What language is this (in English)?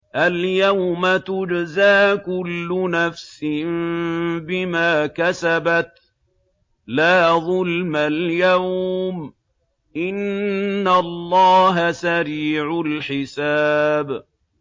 Arabic